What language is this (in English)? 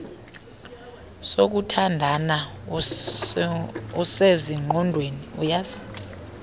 Xhosa